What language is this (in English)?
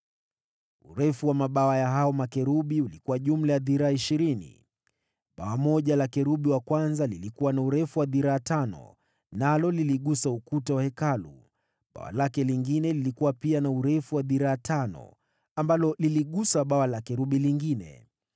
Swahili